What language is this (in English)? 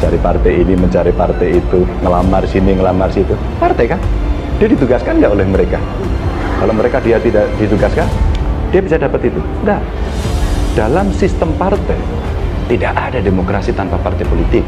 Indonesian